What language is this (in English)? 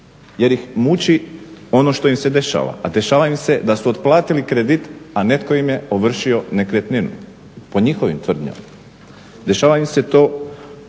Croatian